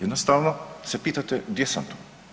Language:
Croatian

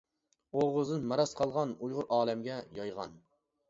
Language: Uyghur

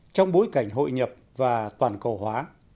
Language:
Vietnamese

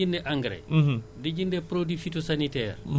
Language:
Wolof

